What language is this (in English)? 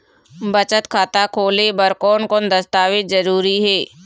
Chhattisgarhi